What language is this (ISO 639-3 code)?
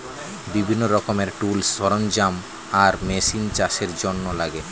ben